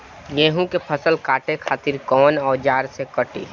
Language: Bhojpuri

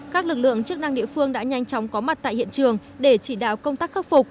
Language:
Vietnamese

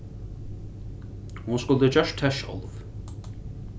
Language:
Faroese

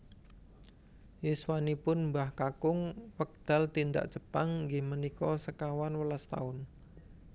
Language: Javanese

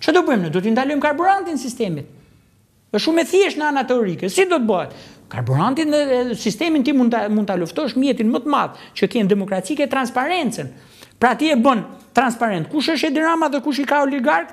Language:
Romanian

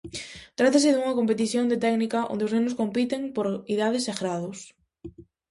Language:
Galician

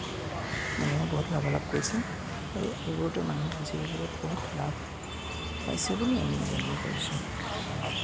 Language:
Assamese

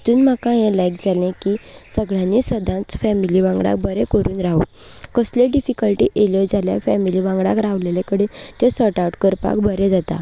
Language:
Konkani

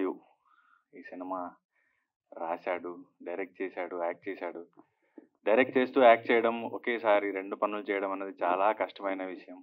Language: Telugu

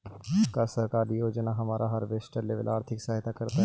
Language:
Magahi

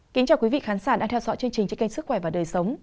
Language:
Vietnamese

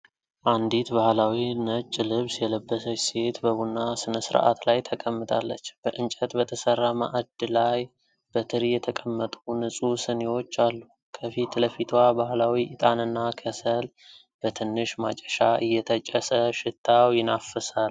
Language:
Amharic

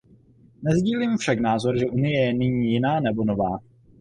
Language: Czech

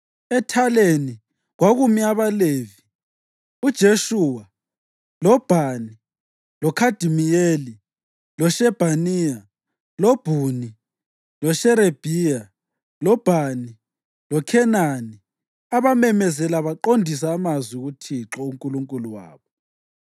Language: North Ndebele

